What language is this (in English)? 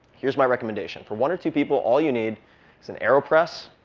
English